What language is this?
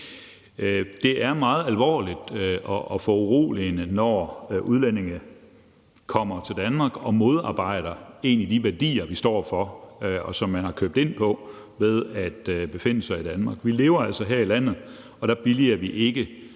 Danish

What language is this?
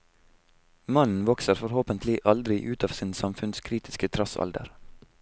Norwegian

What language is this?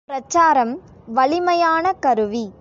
Tamil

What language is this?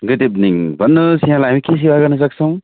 Nepali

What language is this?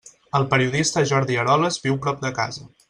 Catalan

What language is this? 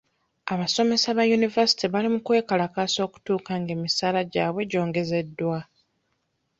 Ganda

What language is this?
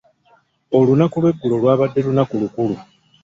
Ganda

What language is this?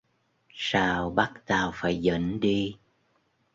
Vietnamese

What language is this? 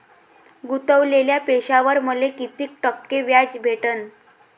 Marathi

